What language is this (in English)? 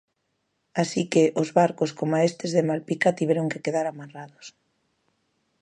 Galician